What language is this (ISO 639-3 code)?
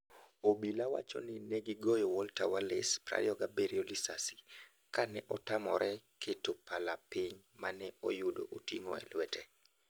luo